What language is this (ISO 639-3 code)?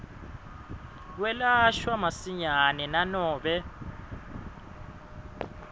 ssw